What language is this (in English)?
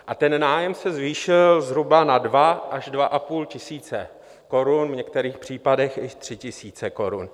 Czech